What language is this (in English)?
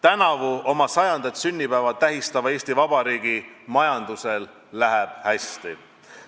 Estonian